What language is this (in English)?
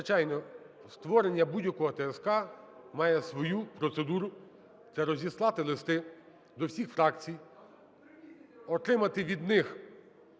Ukrainian